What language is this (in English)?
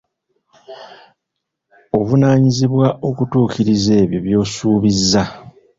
Ganda